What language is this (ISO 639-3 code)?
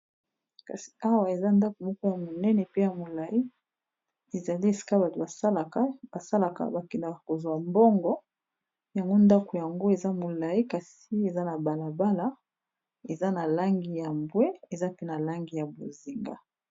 lin